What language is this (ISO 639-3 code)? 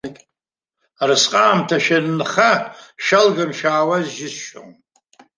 abk